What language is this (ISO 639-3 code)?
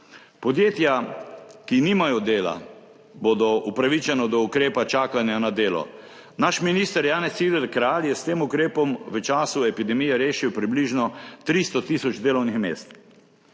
slv